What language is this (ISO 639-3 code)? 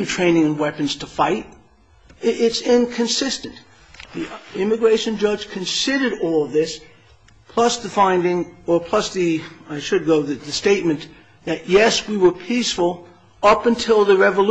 eng